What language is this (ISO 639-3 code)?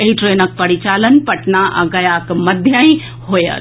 mai